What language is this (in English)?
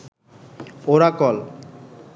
Bangla